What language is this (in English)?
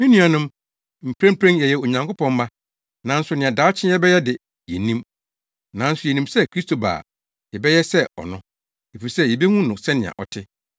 Akan